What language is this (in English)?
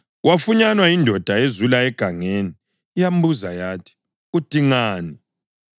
North Ndebele